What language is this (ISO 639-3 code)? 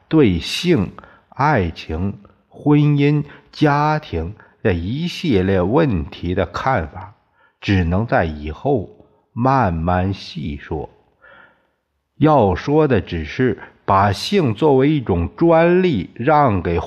zho